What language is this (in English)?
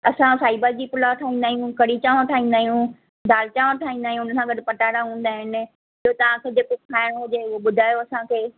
Sindhi